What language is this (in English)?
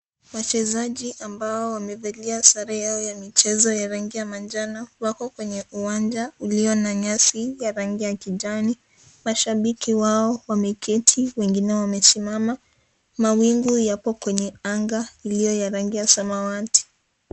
Swahili